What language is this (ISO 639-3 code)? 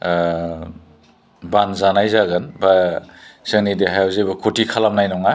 brx